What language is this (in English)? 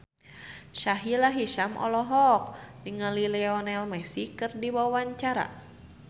Sundanese